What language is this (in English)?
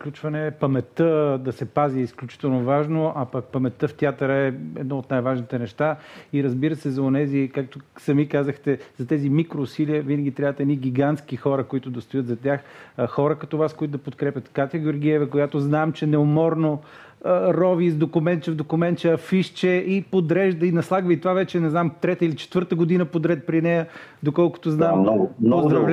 Bulgarian